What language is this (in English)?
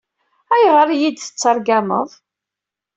Kabyle